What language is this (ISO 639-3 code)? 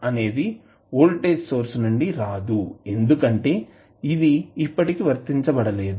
tel